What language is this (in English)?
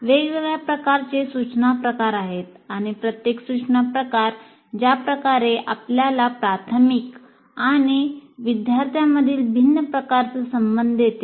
Marathi